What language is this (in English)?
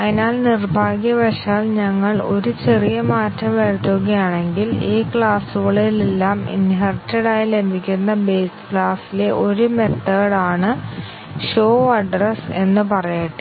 Malayalam